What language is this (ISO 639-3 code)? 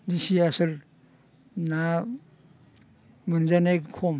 brx